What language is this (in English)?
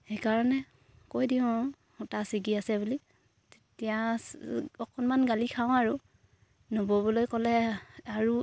Assamese